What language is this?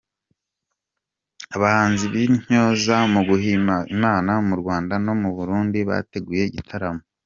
Kinyarwanda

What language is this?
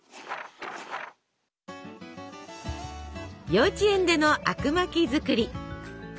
Japanese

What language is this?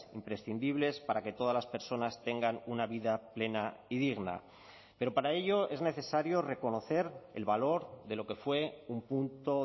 Spanish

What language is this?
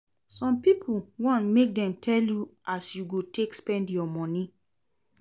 Nigerian Pidgin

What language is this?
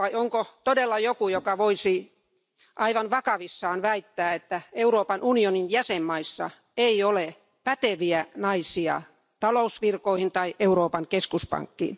Finnish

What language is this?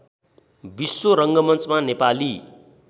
Nepali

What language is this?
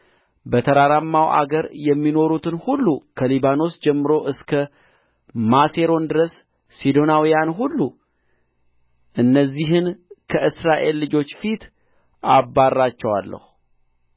Amharic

